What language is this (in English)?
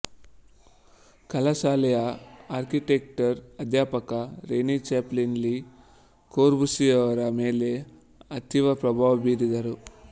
Kannada